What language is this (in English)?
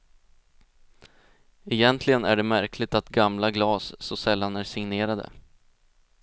Swedish